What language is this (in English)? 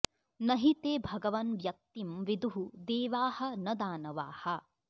Sanskrit